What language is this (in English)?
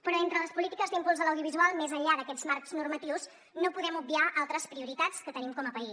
Catalan